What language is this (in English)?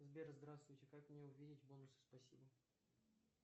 Russian